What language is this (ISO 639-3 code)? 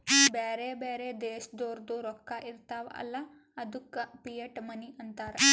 kan